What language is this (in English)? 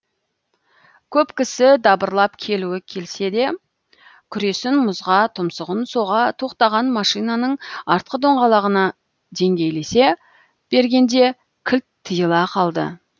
Kazakh